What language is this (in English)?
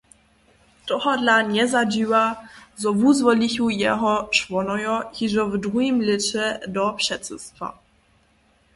Upper Sorbian